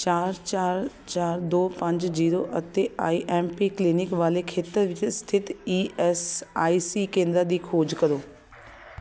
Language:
Punjabi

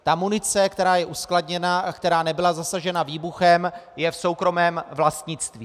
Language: Czech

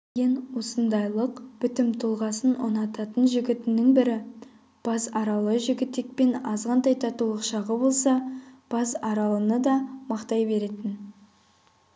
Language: Kazakh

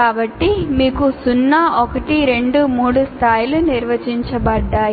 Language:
Telugu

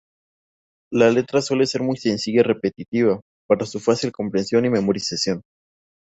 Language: Spanish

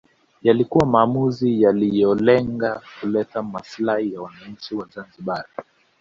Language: Swahili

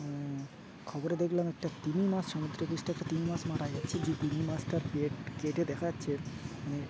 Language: Bangla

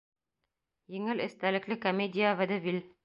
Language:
Bashkir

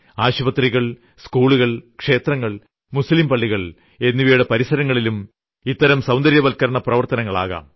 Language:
Malayalam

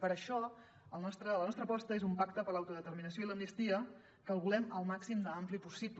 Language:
Catalan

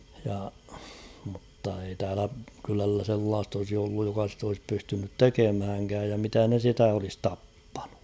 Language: Finnish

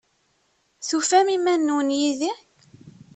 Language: Kabyle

